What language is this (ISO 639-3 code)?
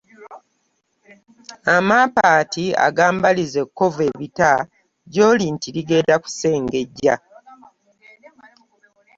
lug